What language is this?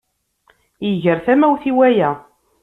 Kabyle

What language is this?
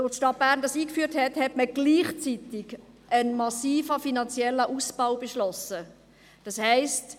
Swiss German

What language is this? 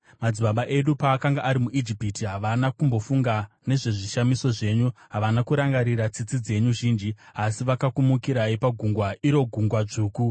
Shona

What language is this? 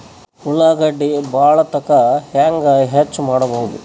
Kannada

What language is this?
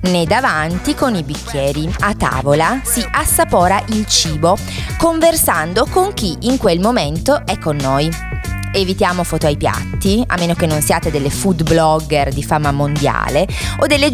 Italian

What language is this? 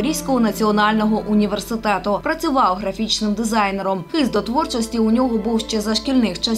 Ukrainian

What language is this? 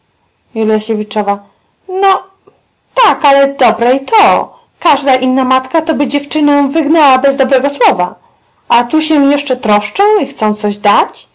Polish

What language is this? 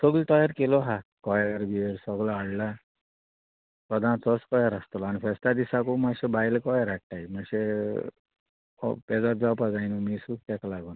Konkani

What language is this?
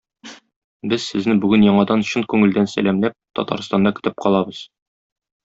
Tatar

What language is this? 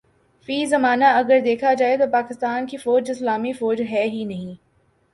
Urdu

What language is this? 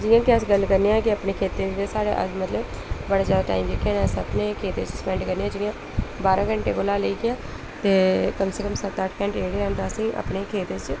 Dogri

